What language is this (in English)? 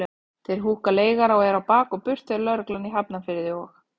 Icelandic